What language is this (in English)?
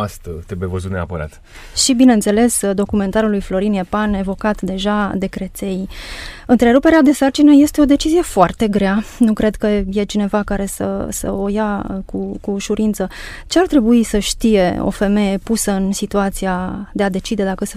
Romanian